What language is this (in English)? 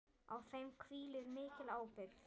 Icelandic